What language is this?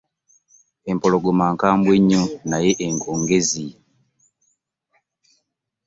Ganda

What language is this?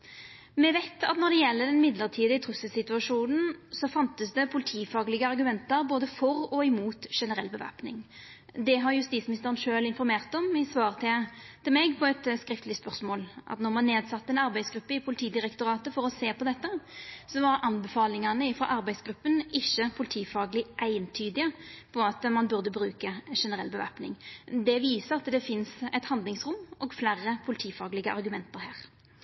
Norwegian Nynorsk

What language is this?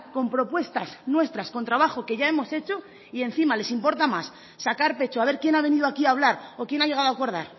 Spanish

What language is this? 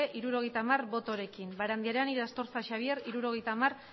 Basque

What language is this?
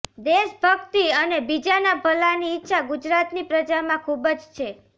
Gujarati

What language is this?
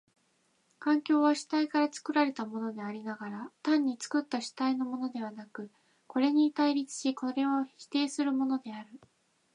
Japanese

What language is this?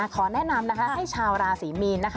Thai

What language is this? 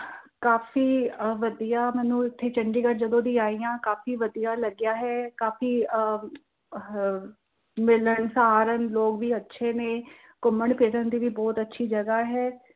Punjabi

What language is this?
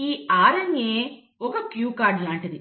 Telugu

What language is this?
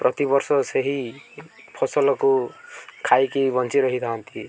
Odia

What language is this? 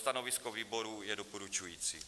Czech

